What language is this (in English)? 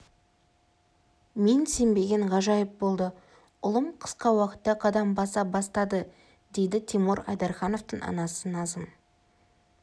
Kazakh